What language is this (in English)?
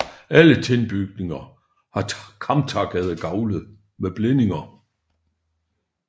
Danish